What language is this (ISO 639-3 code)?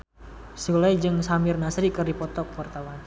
sun